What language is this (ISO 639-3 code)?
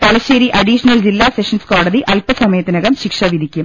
mal